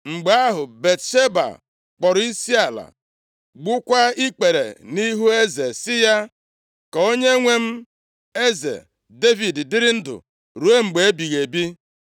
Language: Igbo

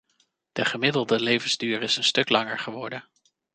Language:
Dutch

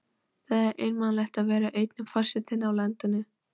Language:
Icelandic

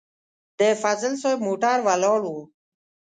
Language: Pashto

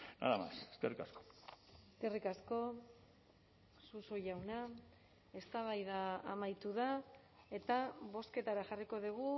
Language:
Basque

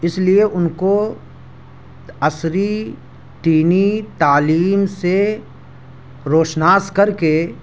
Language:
Urdu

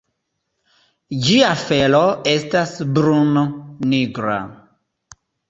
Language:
Esperanto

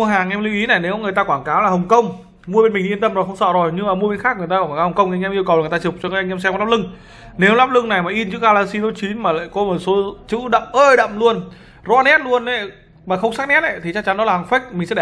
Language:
Vietnamese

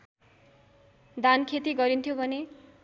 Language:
Nepali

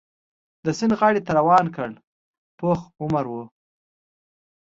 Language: Pashto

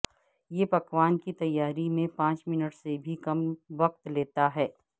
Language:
Urdu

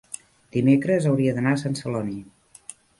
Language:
Catalan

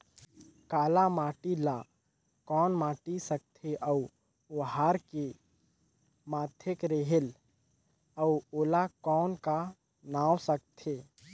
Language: Chhattisgarhi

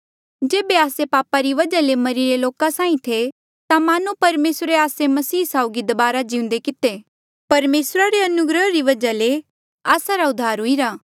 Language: Mandeali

